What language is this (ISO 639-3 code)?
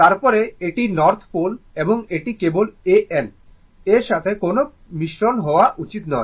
ben